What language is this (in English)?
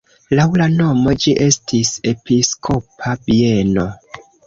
Esperanto